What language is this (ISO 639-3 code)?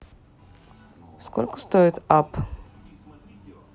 rus